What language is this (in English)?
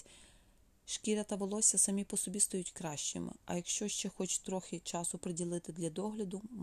Ukrainian